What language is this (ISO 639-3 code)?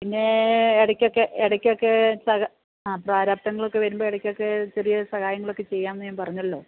mal